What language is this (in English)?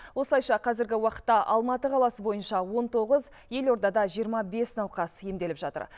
Kazakh